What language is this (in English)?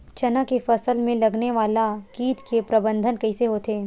Chhattisgarhi